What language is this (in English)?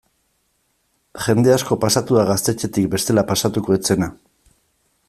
Basque